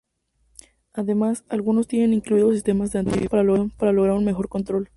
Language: Spanish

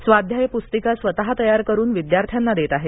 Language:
Marathi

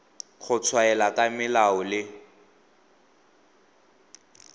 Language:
Tswana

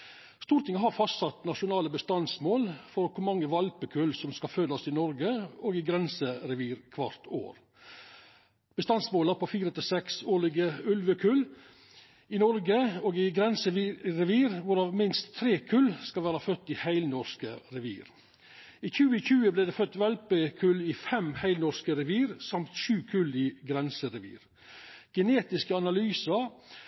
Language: Norwegian Nynorsk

